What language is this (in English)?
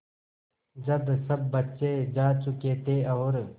Hindi